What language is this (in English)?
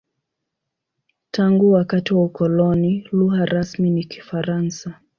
Swahili